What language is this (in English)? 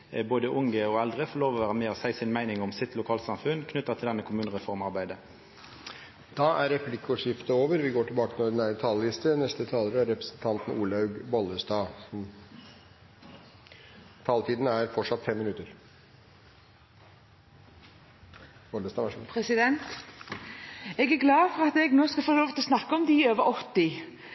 Norwegian